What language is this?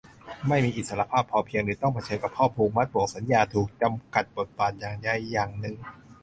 Thai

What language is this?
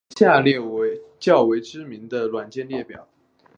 Chinese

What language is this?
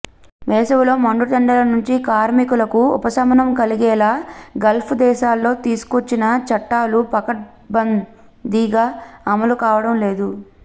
Telugu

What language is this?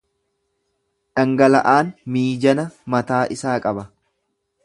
Oromo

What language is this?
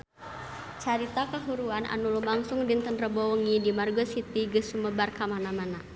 Sundanese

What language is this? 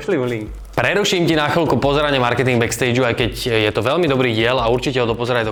Slovak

